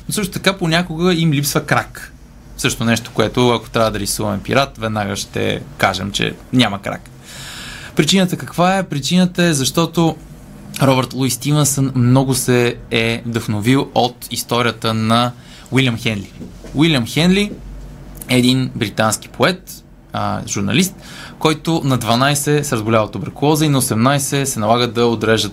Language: Bulgarian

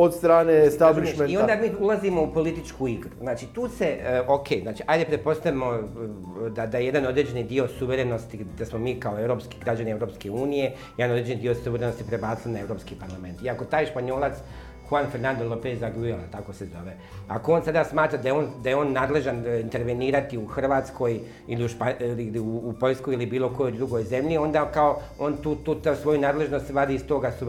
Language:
Croatian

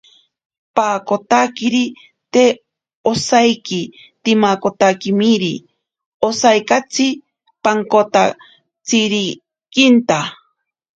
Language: Ashéninka Perené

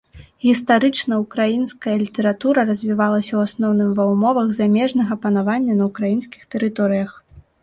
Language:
Belarusian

